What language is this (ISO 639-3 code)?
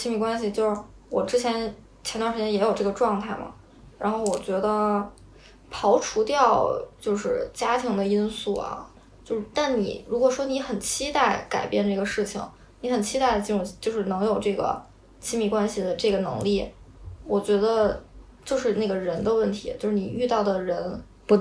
zho